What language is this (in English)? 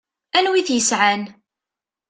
Kabyle